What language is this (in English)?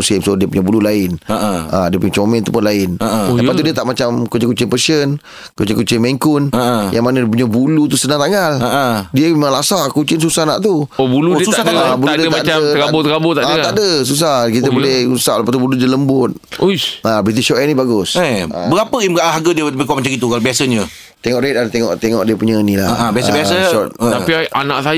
Malay